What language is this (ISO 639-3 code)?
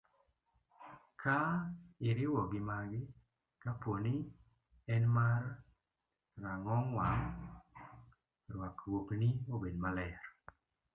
luo